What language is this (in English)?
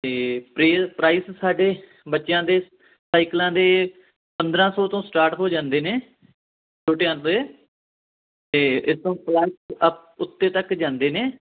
Punjabi